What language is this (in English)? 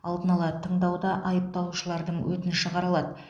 Kazakh